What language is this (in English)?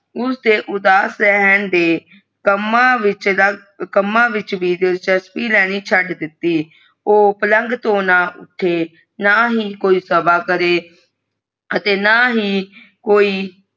Punjabi